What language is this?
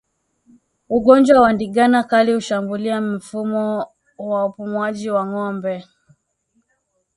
Swahili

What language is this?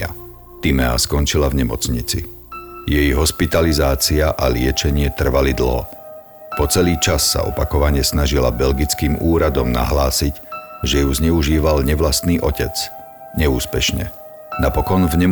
Slovak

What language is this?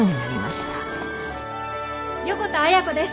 Japanese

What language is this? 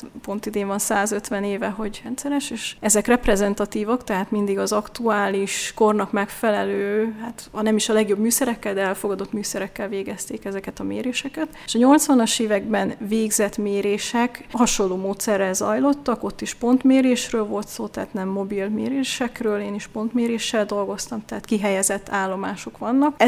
Hungarian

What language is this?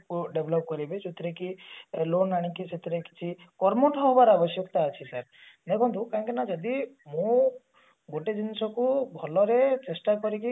Odia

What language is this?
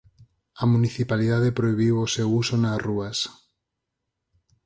Galician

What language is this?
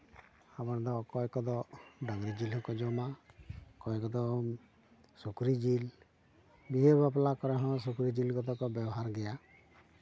Santali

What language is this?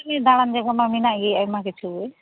Santali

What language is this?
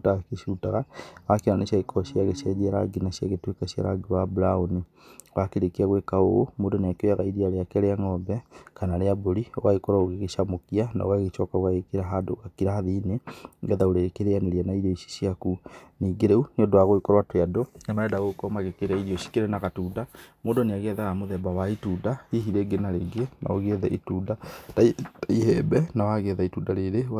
Kikuyu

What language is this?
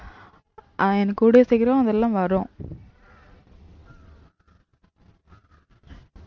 Tamil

